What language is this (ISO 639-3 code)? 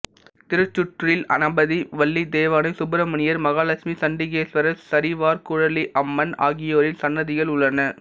tam